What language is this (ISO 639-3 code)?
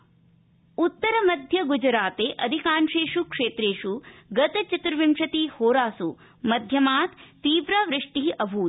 san